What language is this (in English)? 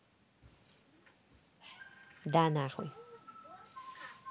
Russian